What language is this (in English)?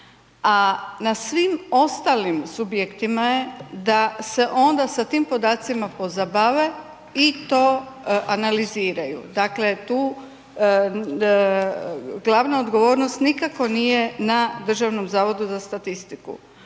Croatian